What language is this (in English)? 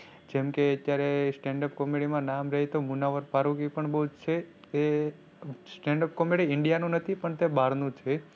Gujarati